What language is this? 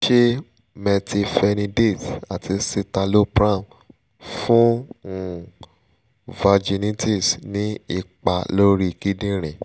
Yoruba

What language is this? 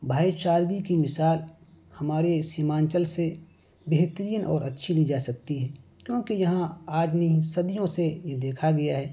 Urdu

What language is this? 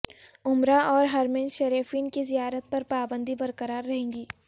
Urdu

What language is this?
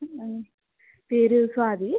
Malayalam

